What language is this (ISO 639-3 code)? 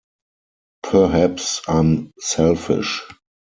eng